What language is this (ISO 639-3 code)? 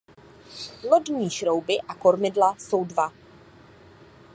ces